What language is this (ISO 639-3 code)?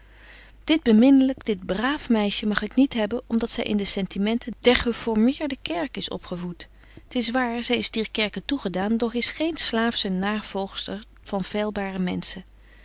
nld